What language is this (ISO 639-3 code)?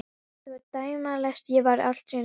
isl